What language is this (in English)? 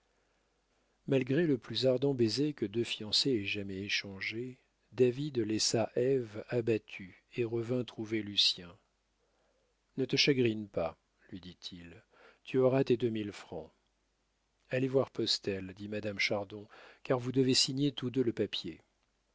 French